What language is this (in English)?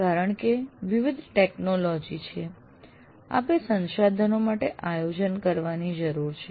Gujarati